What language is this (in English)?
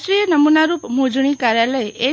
Gujarati